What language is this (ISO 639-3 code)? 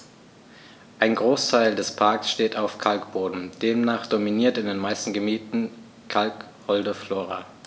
deu